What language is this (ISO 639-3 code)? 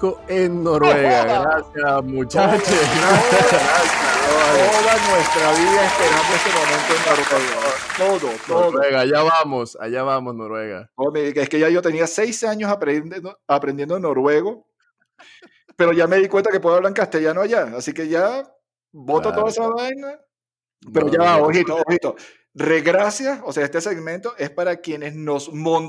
spa